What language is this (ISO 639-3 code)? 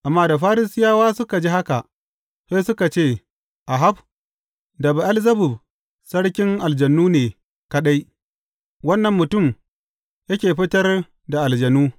hau